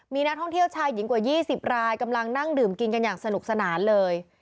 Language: Thai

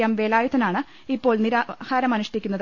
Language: Malayalam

